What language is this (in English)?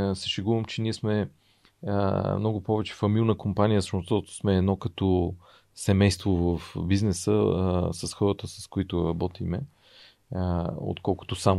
Bulgarian